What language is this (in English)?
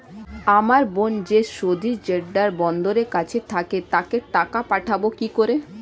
Bangla